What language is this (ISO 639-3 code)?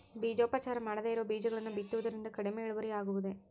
kan